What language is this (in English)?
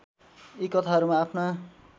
Nepali